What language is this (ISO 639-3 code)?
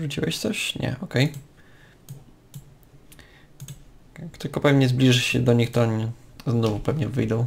pol